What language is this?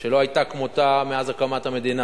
Hebrew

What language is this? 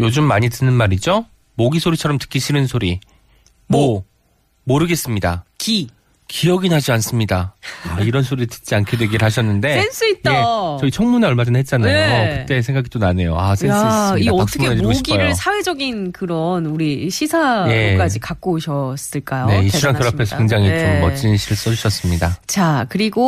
Korean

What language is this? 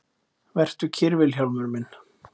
Icelandic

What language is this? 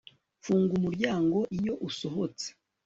Kinyarwanda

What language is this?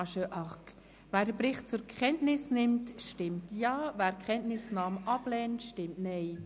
Swiss German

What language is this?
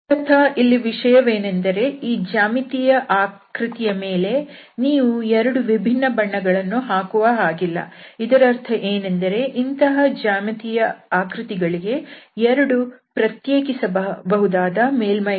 Kannada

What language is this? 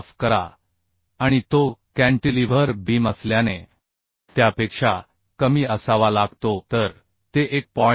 Marathi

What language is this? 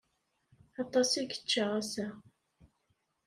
Kabyle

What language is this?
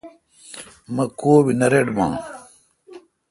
Kalkoti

